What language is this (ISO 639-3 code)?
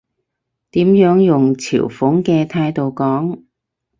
yue